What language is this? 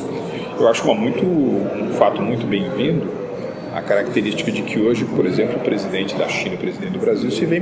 Portuguese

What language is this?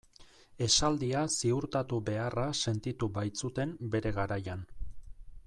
Basque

